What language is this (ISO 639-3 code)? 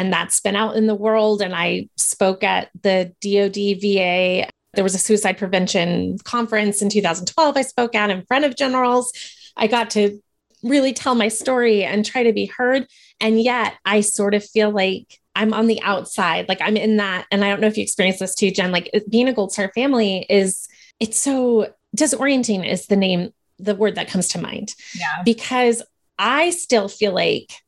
eng